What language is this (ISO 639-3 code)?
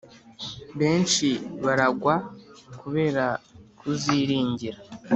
kin